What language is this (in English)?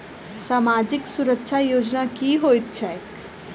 Maithili